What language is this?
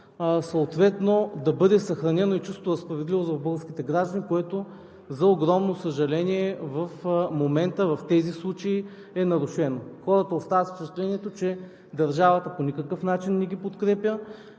Bulgarian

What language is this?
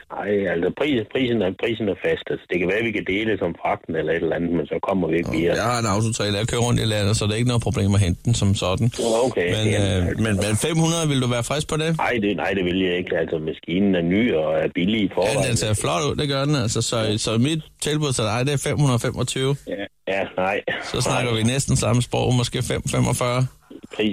Danish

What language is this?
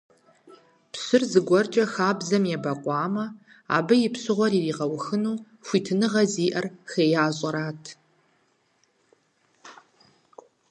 Kabardian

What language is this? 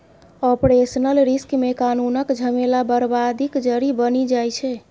Maithili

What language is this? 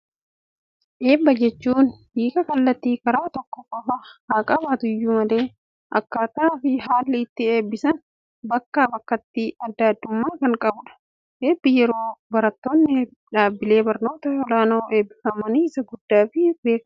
Oromo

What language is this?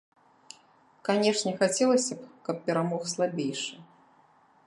Belarusian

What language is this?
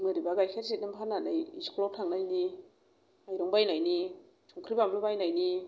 Bodo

